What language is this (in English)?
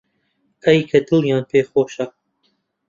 Central Kurdish